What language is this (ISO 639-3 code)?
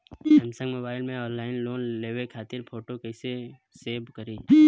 bho